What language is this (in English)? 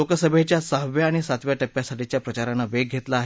Marathi